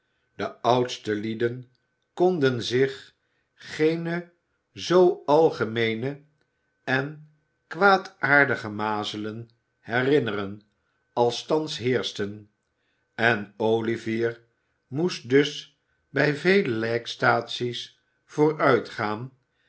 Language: Dutch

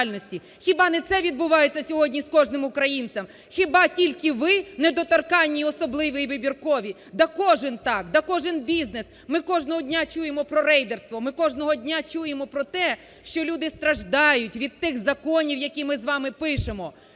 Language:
Ukrainian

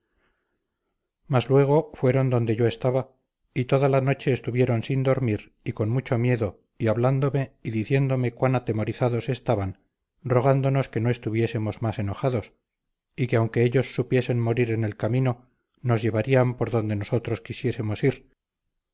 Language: Spanish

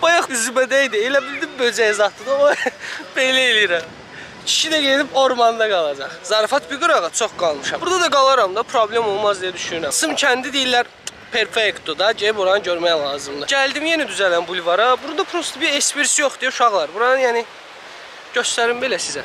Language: Turkish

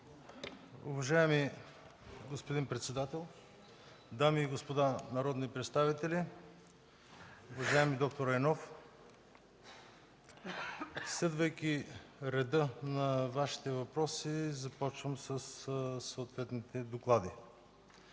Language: Bulgarian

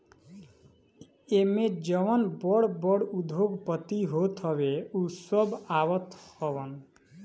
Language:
Bhojpuri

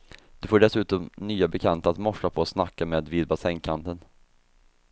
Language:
Swedish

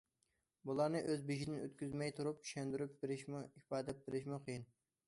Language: Uyghur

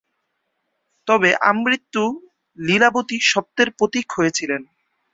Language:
Bangla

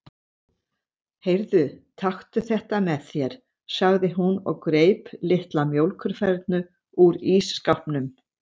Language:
Icelandic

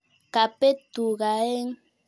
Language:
Kalenjin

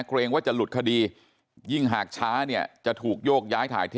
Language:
Thai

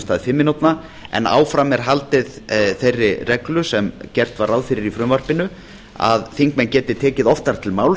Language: Icelandic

